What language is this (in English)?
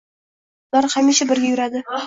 Uzbek